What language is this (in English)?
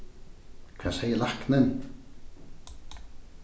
Faroese